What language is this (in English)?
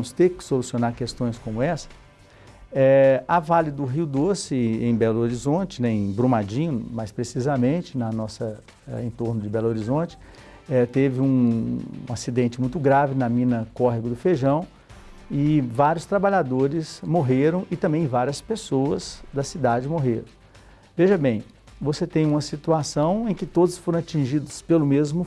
Portuguese